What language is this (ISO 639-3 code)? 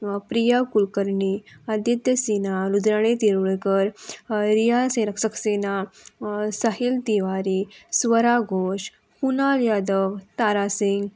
kok